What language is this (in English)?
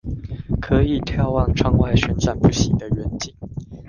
Chinese